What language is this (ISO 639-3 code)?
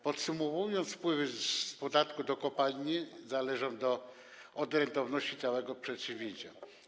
pol